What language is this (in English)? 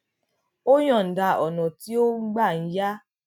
Yoruba